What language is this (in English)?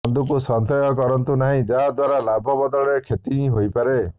Odia